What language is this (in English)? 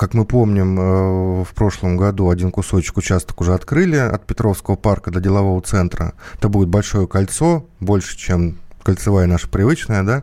Russian